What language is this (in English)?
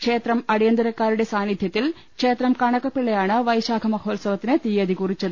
Malayalam